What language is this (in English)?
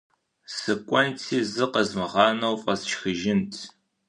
Kabardian